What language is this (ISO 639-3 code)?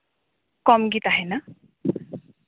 sat